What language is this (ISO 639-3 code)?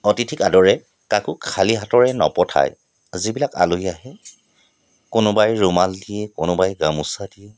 asm